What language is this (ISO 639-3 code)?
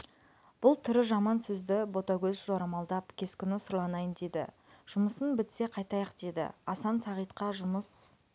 kaz